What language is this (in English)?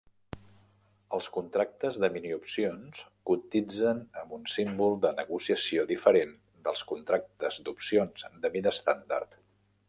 Catalan